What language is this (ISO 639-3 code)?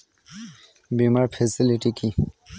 ben